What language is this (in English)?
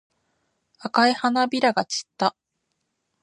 Japanese